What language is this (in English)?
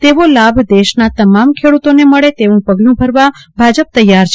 Gujarati